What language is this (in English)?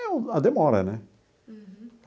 Portuguese